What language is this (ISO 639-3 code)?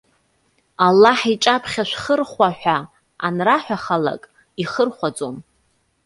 abk